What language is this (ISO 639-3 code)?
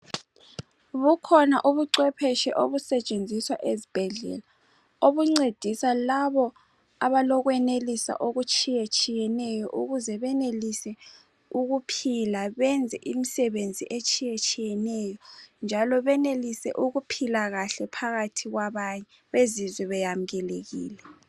nde